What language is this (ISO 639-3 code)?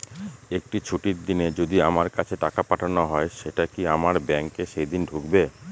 ben